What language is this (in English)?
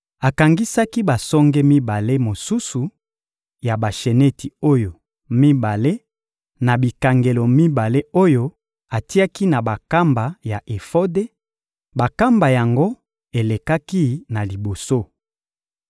Lingala